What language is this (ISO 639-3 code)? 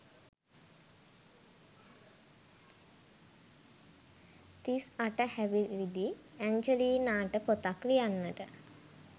sin